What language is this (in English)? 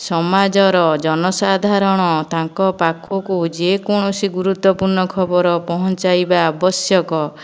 Odia